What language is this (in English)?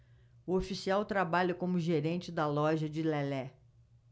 Portuguese